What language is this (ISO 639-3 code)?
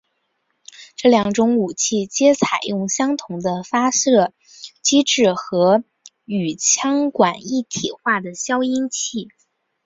zho